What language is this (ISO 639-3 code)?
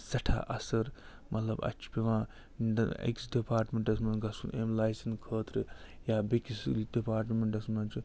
kas